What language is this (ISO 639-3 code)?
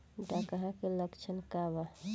bho